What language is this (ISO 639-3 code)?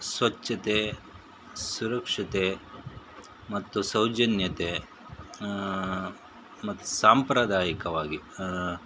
kan